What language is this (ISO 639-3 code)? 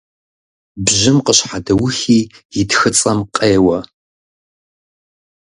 kbd